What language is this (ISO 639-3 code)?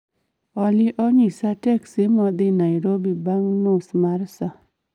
luo